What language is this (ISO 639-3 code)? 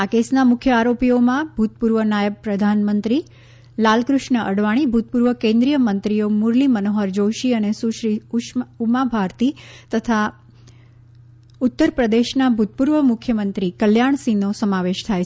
guj